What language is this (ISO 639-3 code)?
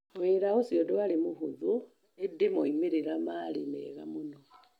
kik